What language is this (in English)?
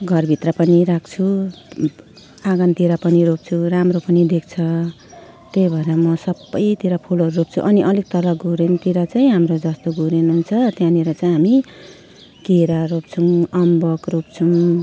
Nepali